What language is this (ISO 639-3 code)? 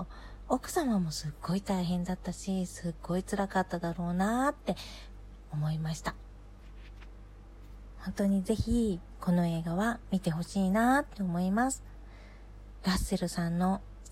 jpn